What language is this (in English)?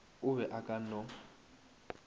Northern Sotho